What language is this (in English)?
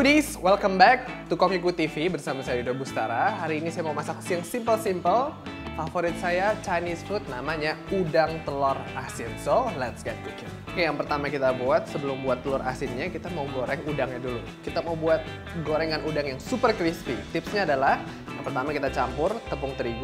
Indonesian